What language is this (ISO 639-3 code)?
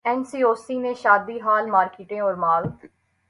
urd